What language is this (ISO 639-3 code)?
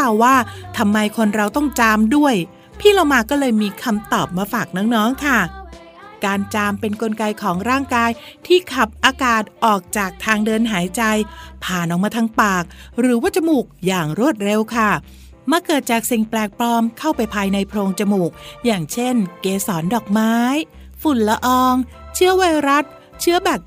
tha